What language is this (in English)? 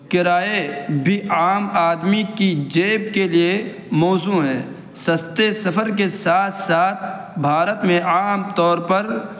Urdu